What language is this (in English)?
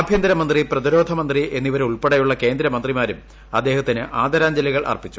Malayalam